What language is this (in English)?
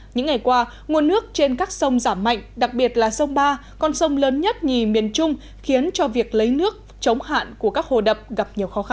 Vietnamese